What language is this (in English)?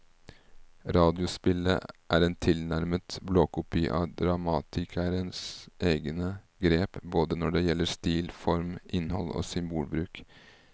Norwegian